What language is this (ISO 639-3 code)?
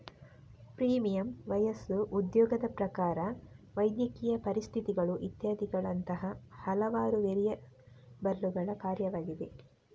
kan